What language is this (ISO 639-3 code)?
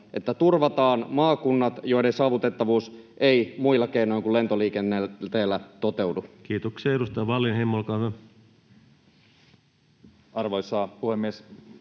fin